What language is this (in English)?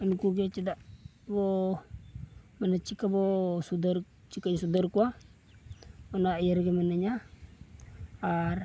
Santali